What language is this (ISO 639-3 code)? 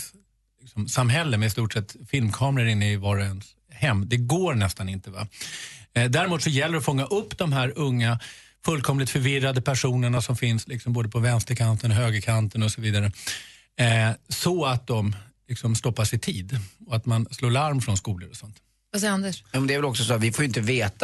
swe